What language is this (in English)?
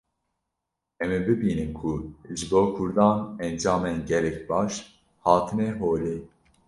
Kurdish